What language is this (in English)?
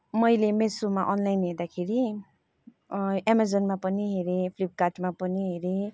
Nepali